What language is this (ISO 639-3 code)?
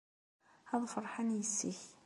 kab